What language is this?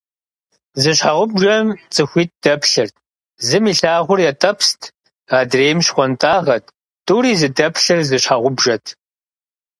Kabardian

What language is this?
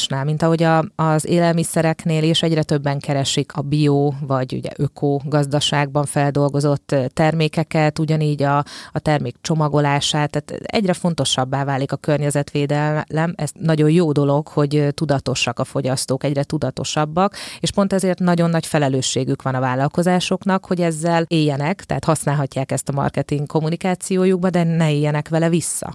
Hungarian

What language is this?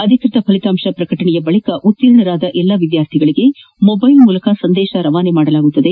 Kannada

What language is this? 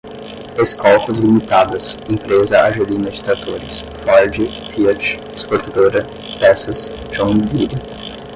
Portuguese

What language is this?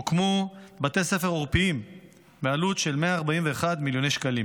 Hebrew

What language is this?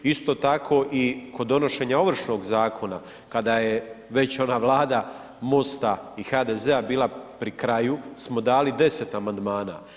Croatian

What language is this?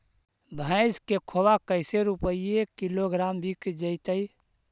Magahi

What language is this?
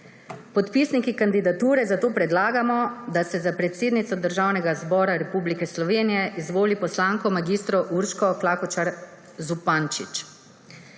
Slovenian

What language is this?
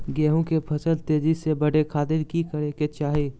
Magahi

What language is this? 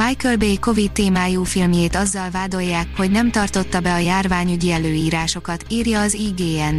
Hungarian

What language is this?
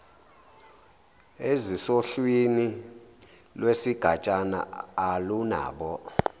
Zulu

